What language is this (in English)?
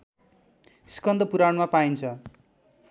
Nepali